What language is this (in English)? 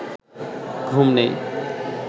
Bangla